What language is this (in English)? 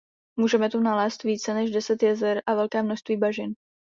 Czech